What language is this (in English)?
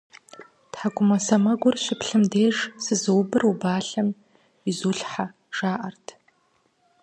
Kabardian